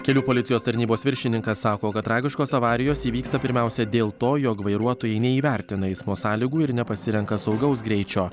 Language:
Lithuanian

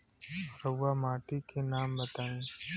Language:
Bhojpuri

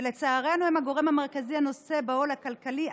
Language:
Hebrew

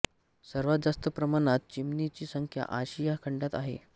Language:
Marathi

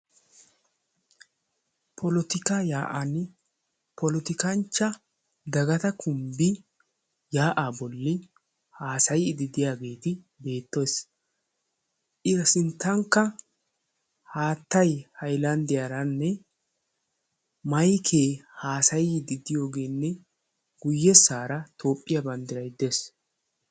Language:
Wolaytta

